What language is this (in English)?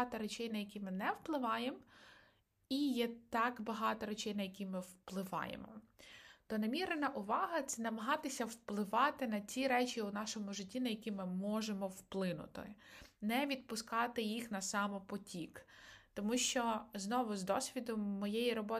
Ukrainian